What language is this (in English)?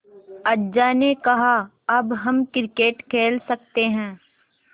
Hindi